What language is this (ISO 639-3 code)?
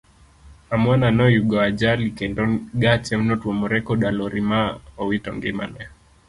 luo